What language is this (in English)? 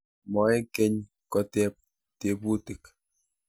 Kalenjin